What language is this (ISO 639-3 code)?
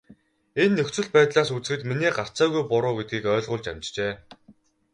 mon